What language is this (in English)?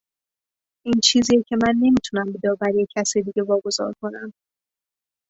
Persian